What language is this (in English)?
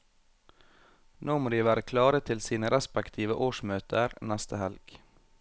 Norwegian